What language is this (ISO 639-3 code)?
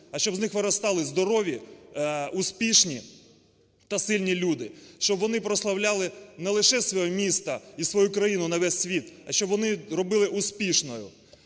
ukr